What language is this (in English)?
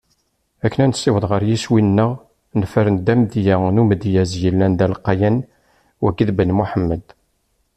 Kabyle